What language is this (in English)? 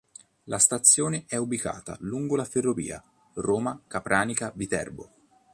Italian